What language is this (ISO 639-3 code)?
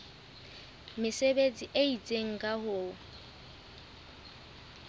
sot